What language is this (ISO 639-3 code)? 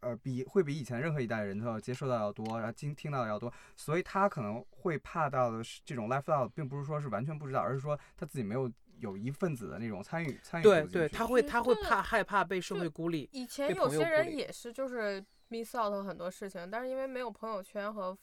zho